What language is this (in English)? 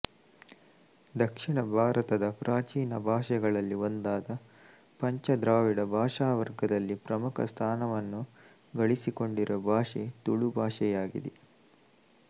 Kannada